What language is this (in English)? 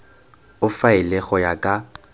Tswana